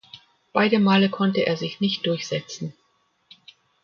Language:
German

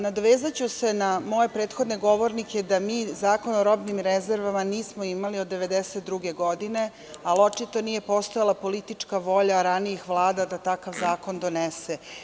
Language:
Serbian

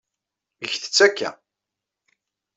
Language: Kabyle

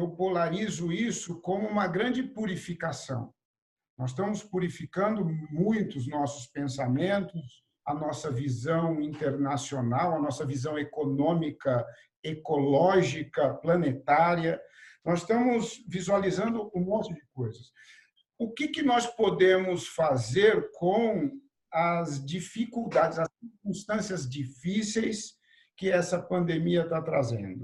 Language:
Portuguese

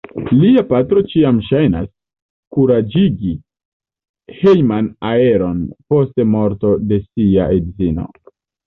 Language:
Esperanto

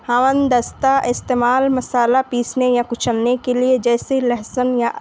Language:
Urdu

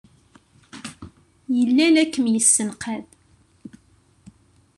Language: Kabyle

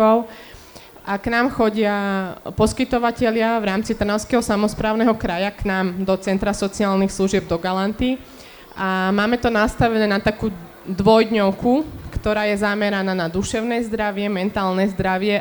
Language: Slovak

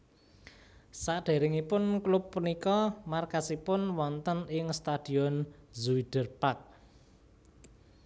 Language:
Javanese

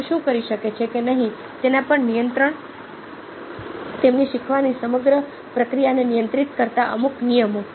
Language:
Gujarati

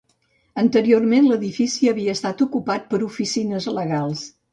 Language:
Catalan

